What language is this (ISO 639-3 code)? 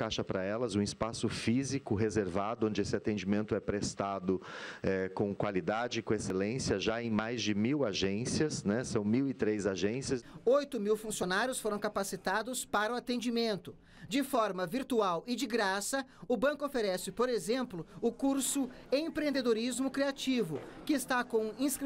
por